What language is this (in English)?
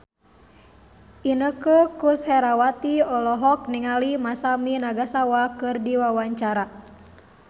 Sundanese